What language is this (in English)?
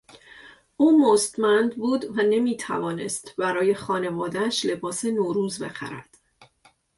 Persian